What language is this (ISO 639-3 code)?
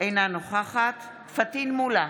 heb